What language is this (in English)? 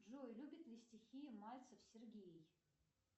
Russian